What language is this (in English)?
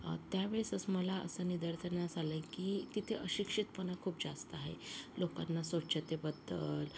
Marathi